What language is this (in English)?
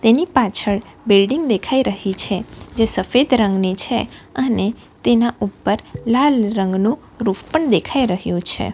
Gujarati